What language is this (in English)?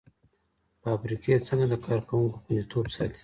Pashto